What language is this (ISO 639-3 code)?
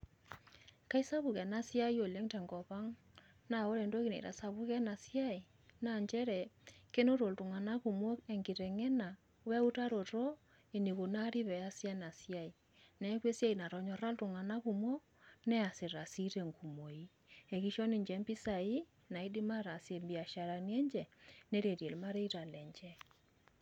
mas